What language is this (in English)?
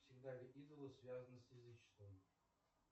Russian